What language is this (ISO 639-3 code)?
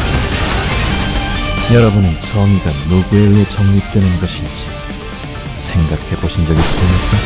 kor